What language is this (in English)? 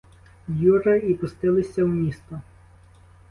Ukrainian